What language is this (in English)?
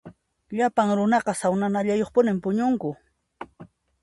Puno Quechua